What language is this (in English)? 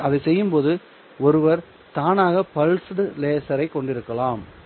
Tamil